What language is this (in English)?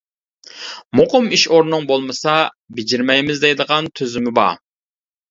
Uyghur